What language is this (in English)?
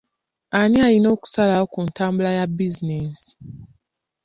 Ganda